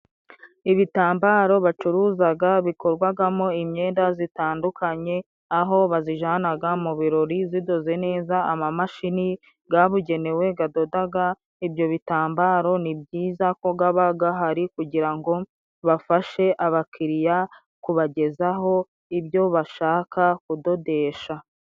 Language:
Kinyarwanda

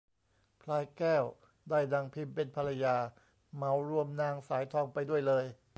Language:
Thai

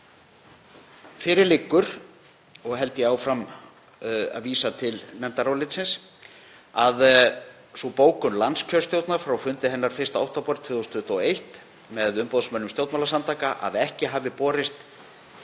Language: Icelandic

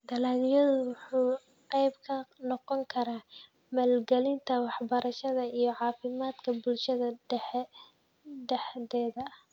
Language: Somali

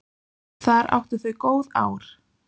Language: Icelandic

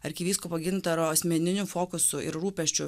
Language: Lithuanian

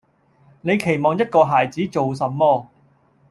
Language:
Cantonese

